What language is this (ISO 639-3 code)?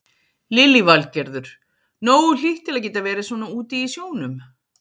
isl